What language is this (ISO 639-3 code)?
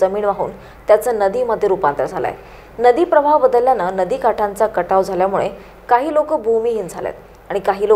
ron